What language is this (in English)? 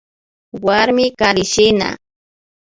Imbabura Highland Quichua